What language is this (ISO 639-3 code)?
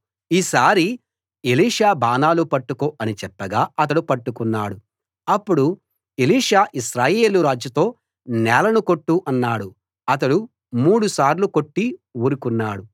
tel